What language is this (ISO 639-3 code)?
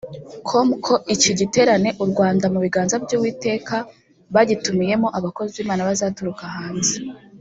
kin